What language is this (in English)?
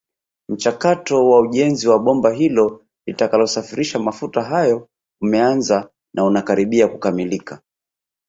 Swahili